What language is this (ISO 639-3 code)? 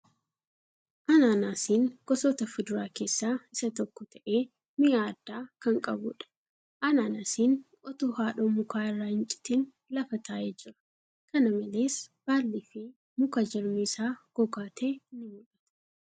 orm